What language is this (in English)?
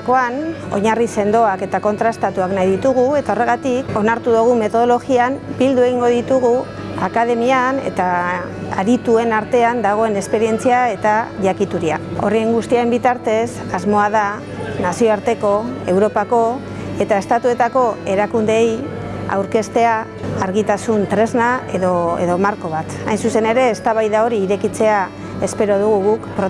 Basque